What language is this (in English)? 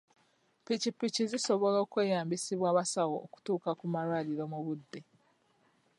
Ganda